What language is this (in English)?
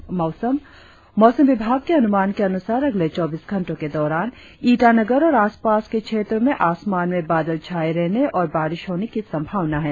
Hindi